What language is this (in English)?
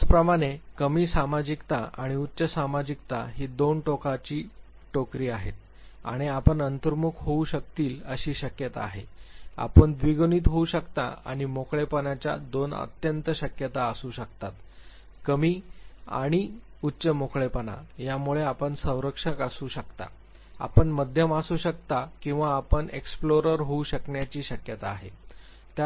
Marathi